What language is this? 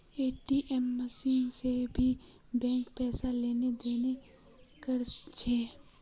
Magahi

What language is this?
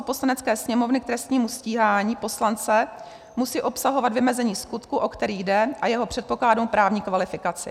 Czech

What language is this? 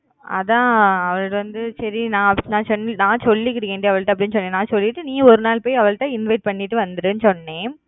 Tamil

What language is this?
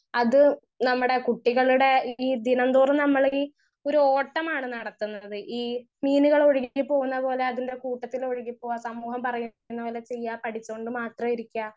Malayalam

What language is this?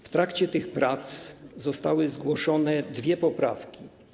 Polish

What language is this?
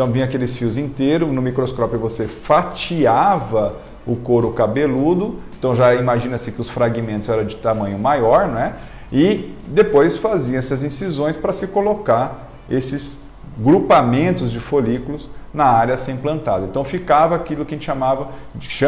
Portuguese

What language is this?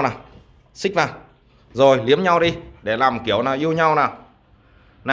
Vietnamese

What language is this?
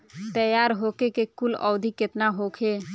Bhojpuri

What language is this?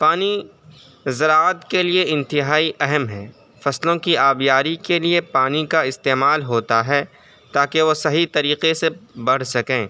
Urdu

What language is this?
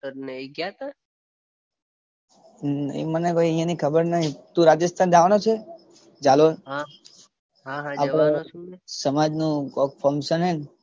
Gujarati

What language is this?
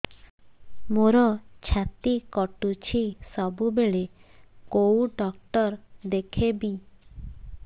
Odia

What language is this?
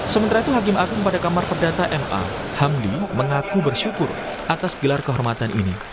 Indonesian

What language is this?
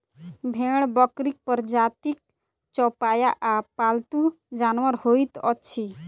Maithili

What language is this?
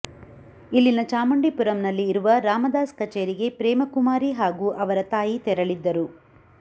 Kannada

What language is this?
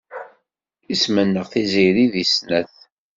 Kabyle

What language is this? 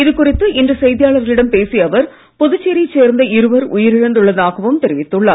Tamil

